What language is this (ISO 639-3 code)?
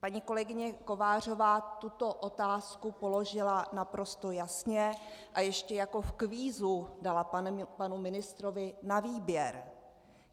ces